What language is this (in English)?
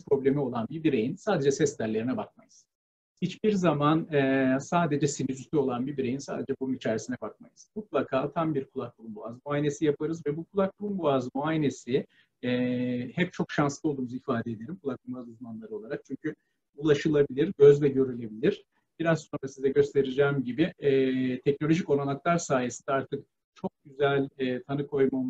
Turkish